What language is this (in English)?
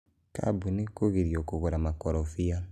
Kikuyu